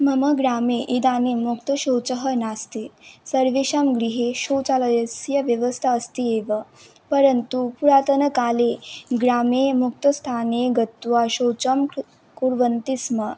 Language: Sanskrit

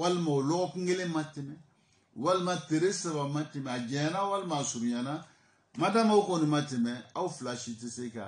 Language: French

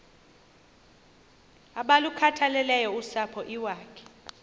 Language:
Xhosa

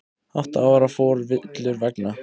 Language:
Icelandic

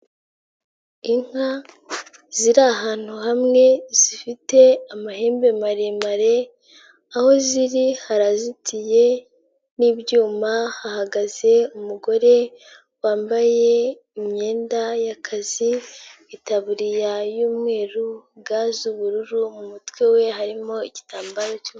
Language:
Kinyarwanda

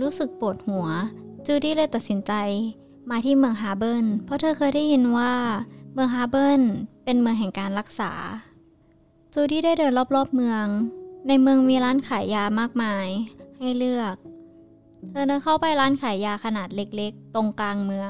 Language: Thai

